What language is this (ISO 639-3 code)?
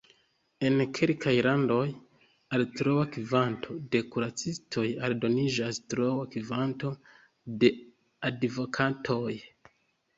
epo